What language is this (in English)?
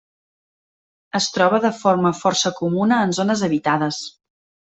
Catalan